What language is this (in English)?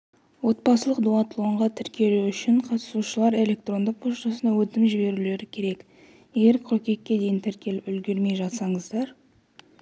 Kazakh